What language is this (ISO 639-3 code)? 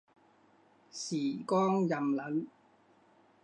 zho